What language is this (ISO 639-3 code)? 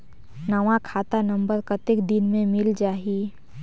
hne